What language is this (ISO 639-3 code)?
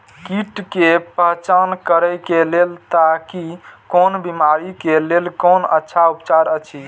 mai